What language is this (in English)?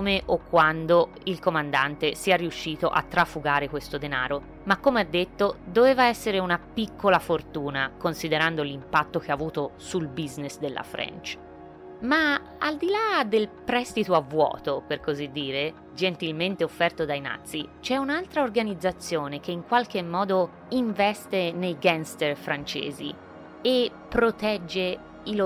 Italian